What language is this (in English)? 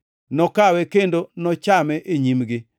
Luo (Kenya and Tanzania)